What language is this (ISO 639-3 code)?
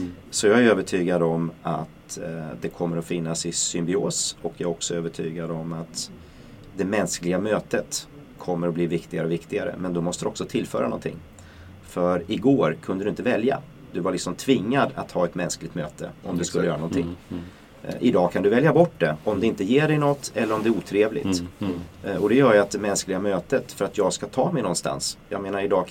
swe